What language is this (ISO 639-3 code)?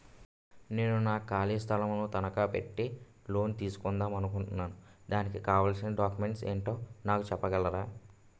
tel